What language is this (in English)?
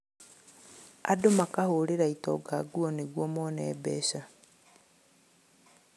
Kikuyu